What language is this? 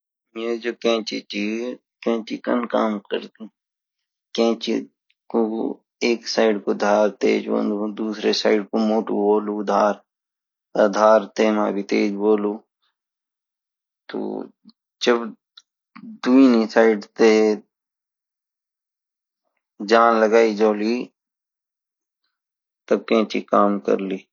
Garhwali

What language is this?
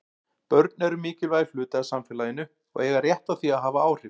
Icelandic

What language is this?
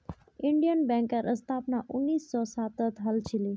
Magahi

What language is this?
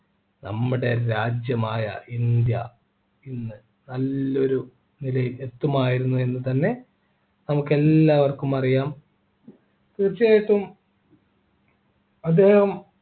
Malayalam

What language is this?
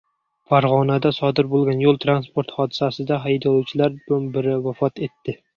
Uzbek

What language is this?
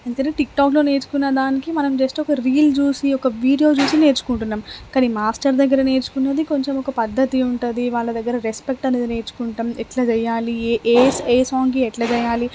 Telugu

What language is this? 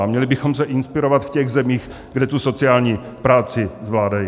Czech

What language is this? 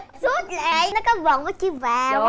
Vietnamese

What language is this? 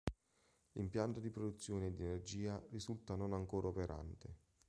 Italian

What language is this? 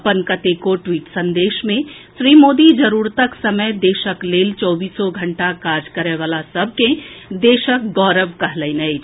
Maithili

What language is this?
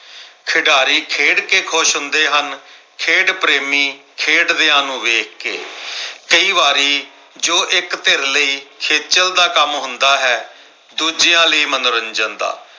Punjabi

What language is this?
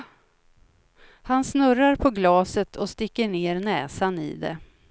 Swedish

